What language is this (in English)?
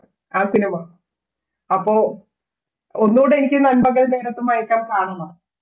Malayalam